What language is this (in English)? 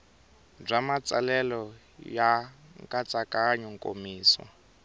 Tsonga